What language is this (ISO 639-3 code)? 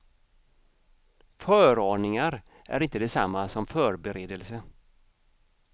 swe